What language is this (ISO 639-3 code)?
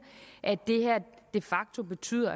dan